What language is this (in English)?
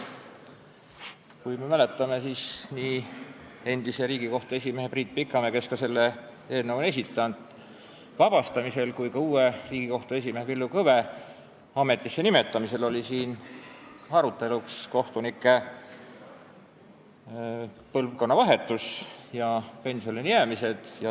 Estonian